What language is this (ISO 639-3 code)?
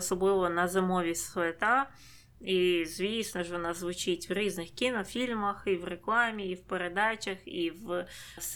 ukr